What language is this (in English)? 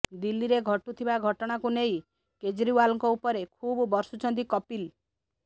Odia